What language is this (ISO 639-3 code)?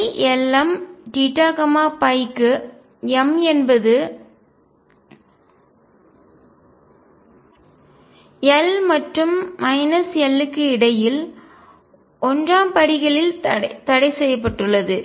tam